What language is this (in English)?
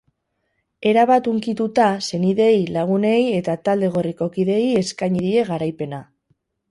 Basque